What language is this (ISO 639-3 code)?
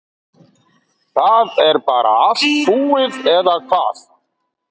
isl